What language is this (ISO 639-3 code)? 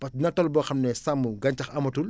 wol